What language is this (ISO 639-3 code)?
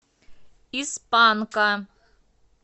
rus